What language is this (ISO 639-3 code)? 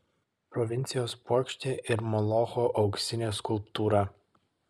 lit